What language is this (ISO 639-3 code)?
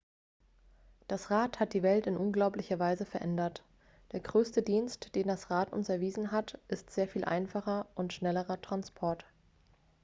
deu